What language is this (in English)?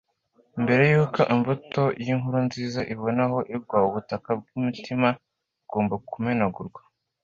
Kinyarwanda